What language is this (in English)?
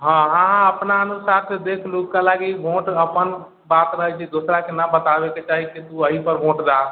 Maithili